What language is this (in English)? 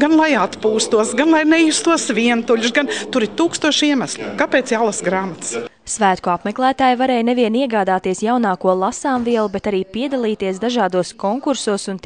Latvian